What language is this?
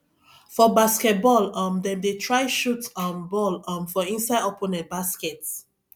Nigerian Pidgin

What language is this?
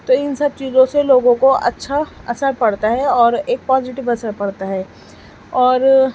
Urdu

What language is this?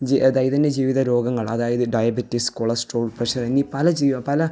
Malayalam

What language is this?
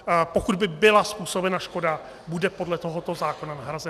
Czech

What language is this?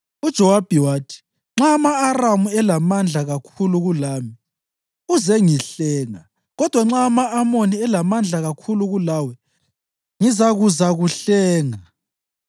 North Ndebele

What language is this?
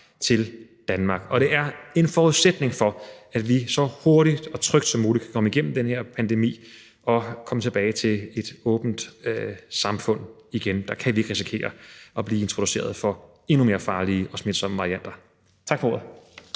Danish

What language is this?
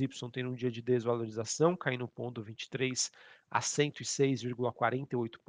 Portuguese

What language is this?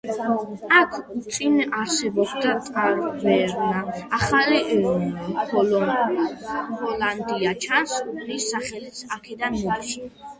Georgian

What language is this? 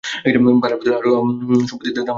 Bangla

